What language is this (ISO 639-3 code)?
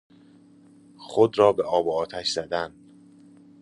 fas